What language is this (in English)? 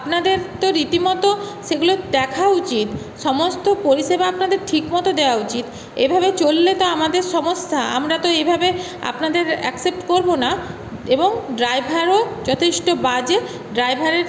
Bangla